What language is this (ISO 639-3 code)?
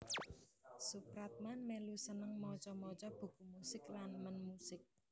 jav